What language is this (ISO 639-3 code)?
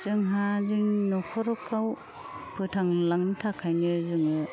brx